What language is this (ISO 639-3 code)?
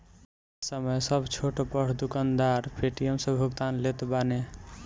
bho